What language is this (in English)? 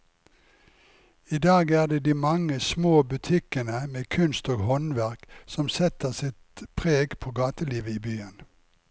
Norwegian